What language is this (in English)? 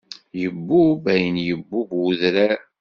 Kabyle